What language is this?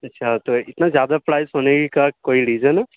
Urdu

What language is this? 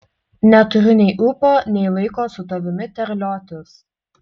Lithuanian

